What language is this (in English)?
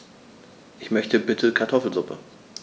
German